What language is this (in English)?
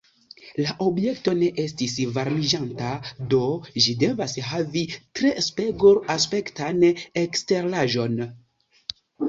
Esperanto